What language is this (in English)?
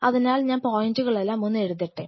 Malayalam